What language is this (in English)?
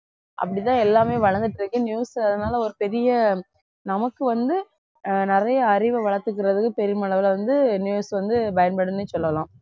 Tamil